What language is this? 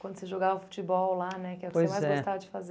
Portuguese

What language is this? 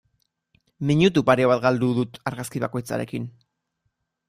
Basque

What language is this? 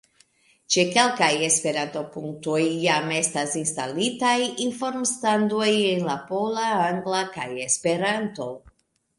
Esperanto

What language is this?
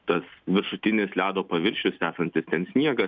Lithuanian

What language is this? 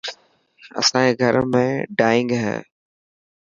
Dhatki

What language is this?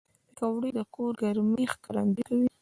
Pashto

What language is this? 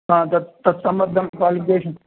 Sanskrit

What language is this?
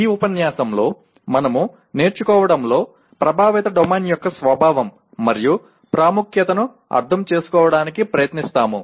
Telugu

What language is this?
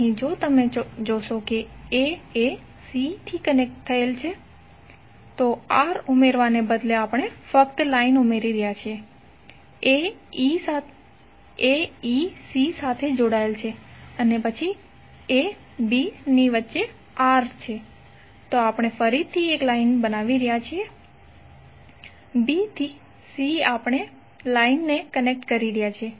Gujarati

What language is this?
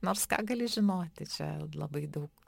Lithuanian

